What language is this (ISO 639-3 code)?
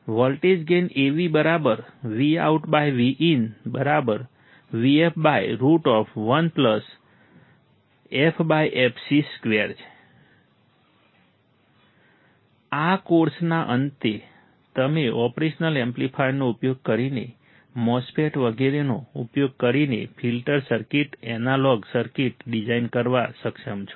guj